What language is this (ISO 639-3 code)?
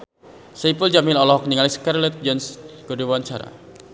sun